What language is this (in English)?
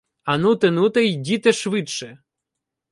Ukrainian